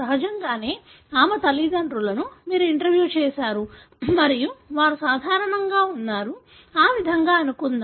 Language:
Telugu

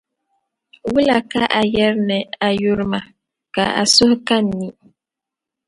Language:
Dagbani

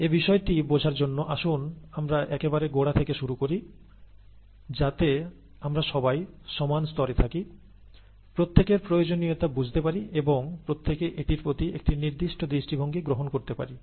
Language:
Bangla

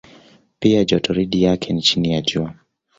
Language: Swahili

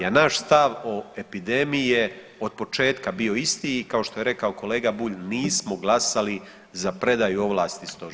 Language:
Croatian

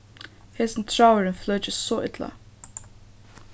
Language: Faroese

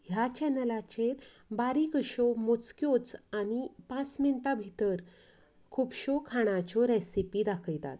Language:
Konkani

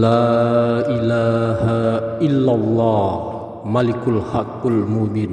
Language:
Indonesian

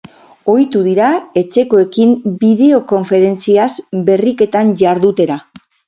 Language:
Basque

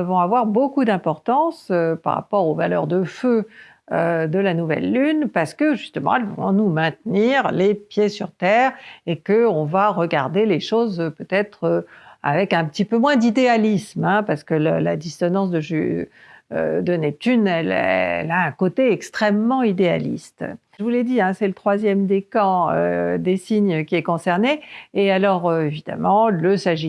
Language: French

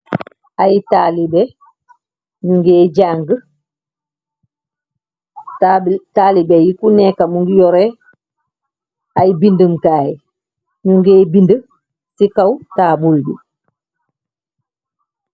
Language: Wolof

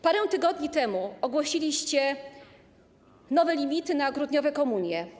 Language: Polish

